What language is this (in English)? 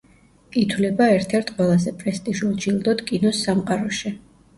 Georgian